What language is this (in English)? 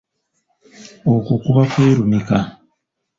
Ganda